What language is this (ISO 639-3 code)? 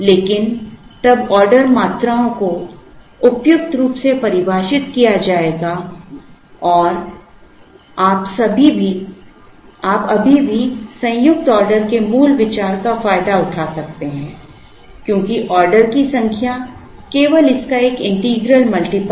hin